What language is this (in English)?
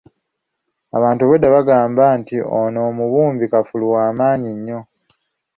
Ganda